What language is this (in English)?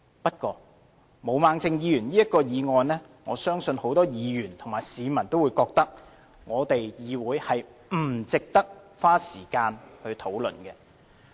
Cantonese